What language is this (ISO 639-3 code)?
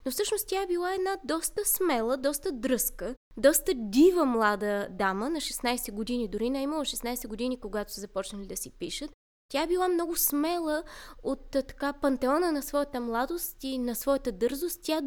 bul